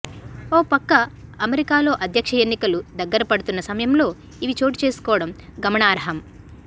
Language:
Telugu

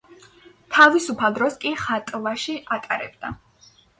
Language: Georgian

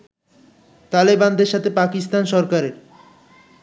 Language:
Bangla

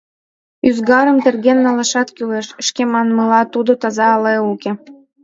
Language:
Mari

